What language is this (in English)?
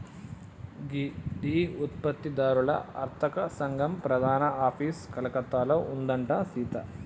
Telugu